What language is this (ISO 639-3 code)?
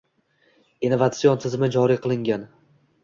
uzb